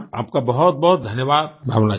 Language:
Hindi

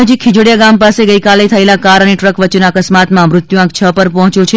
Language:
Gujarati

